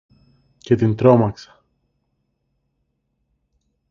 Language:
Greek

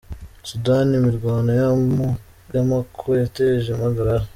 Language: Kinyarwanda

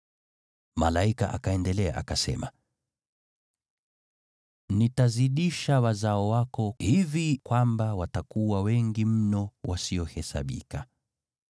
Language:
Swahili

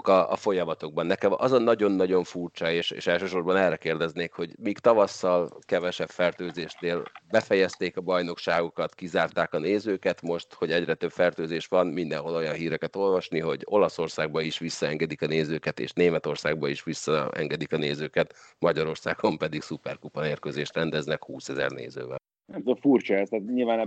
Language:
Hungarian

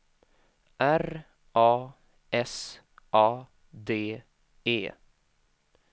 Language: Swedish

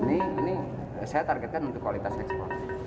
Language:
Indonesian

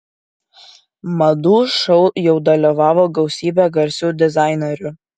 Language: Lithuanian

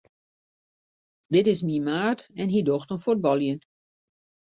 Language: Western Frisian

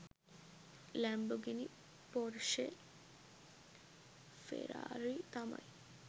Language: Sinhala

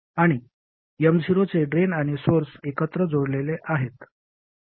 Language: Marathi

